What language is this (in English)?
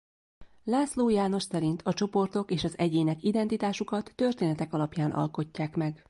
Hungarian